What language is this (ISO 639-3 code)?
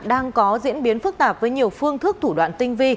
vie